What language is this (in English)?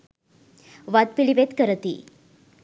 Sinhala